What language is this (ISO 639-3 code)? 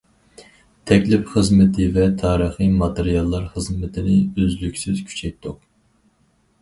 uig